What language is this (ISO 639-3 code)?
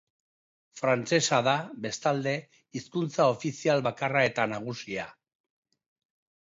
eus